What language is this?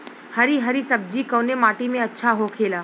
Bhojpuri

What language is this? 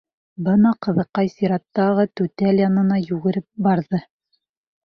Bashkir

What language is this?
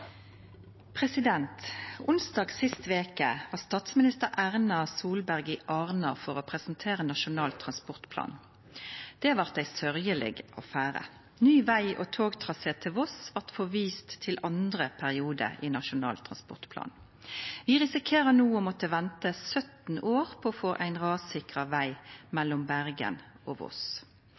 Norwegian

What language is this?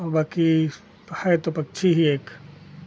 Hindi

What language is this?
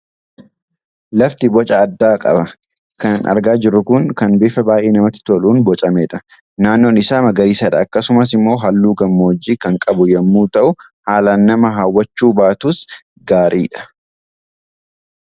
Oromo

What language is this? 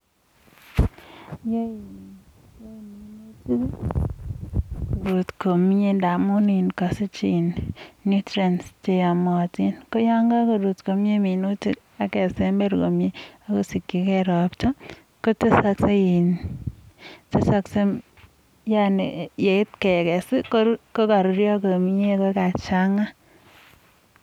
Kalenjin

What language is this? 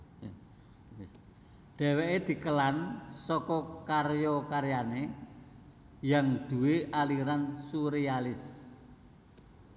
Javanese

